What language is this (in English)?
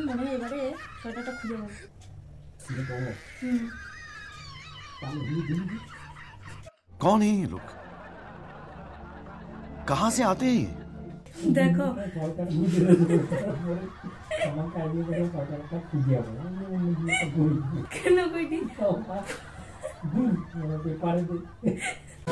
Romanian